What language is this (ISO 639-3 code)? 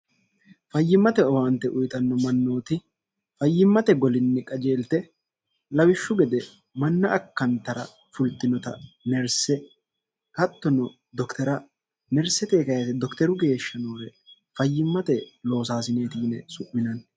sid